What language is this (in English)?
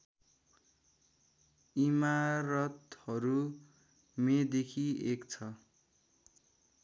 Nepali